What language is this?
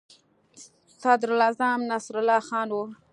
Pashto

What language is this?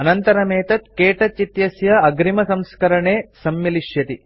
Sanskrit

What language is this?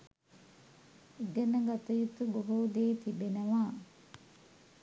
Sinhala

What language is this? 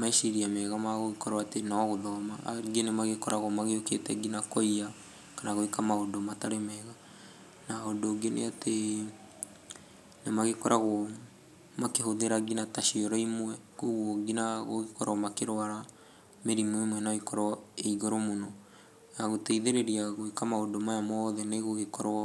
Kikuyu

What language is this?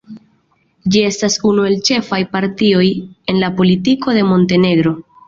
Esperanto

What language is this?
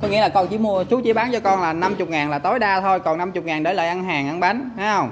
Vietnamese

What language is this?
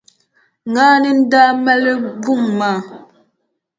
Dagbani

